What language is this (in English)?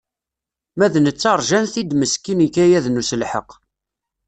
Kabyle